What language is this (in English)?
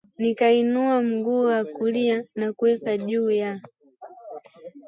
Swahili